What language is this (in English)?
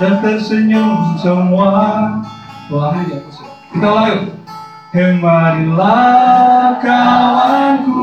Indonesian